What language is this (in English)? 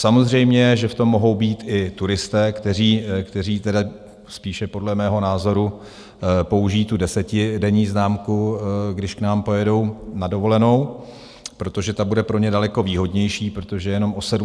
Czech